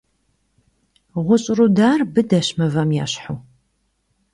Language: Kabardian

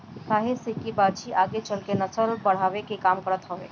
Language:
Bhojpuri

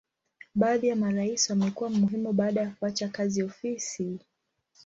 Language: Swahili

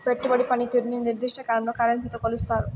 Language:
Telugu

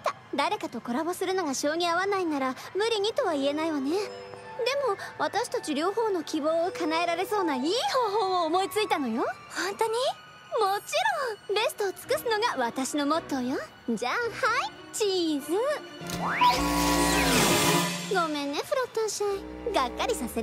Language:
Japanese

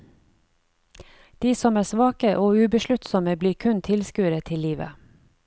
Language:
Norwegian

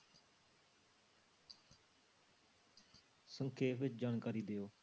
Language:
Punjabi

